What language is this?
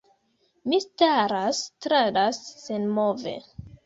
Esperanto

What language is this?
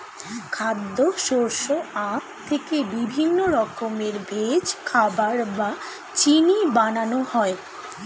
Bangla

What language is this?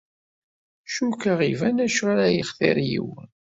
Kabyle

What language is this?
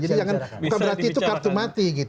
Indonesian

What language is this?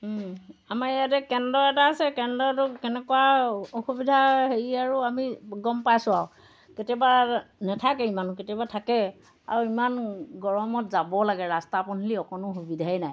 Assamese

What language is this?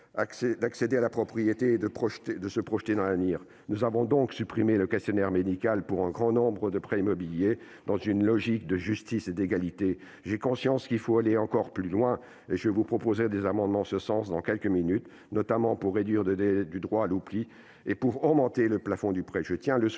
French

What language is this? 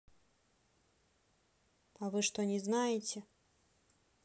Russian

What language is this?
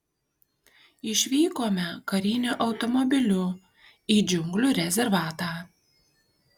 Lithuanian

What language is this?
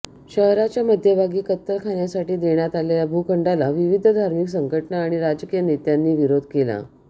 Marathi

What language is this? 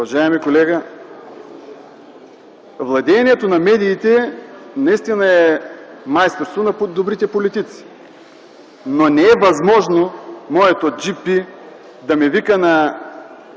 Bulgarian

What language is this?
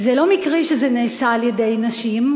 Hebrew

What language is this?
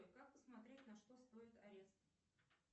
Russian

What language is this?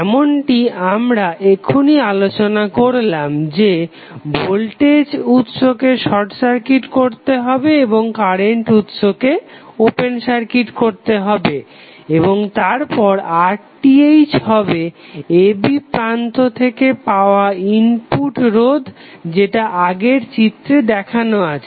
Bangla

